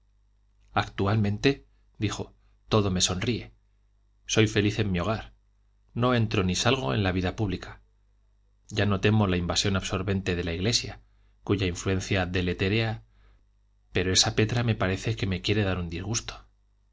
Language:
Spanish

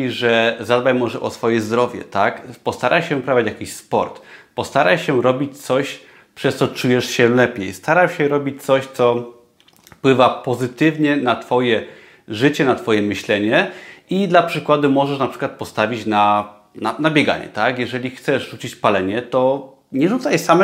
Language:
Polish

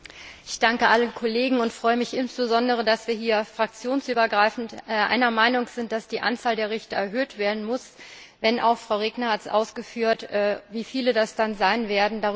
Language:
German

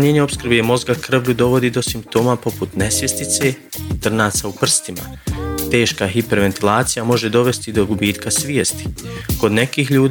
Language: Croatian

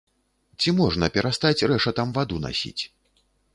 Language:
Belarusian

